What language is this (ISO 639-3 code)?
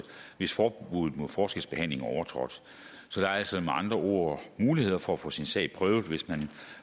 dan